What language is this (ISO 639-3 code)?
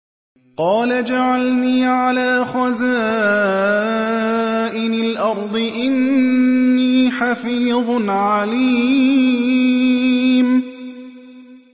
ara